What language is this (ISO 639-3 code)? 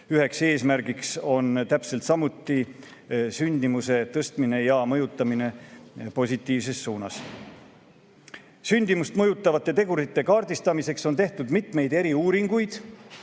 est